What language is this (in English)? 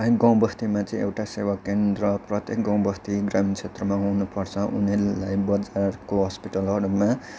Nepali